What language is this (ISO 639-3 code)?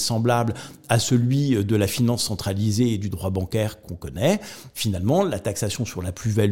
fra